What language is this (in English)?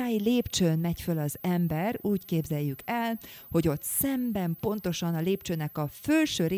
Hungarian